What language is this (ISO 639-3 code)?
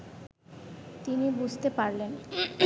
ben